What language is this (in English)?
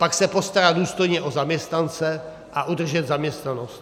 Czech